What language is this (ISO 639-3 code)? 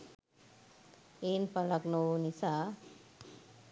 sin